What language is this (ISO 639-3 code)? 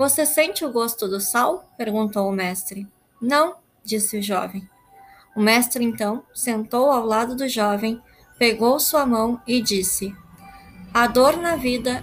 por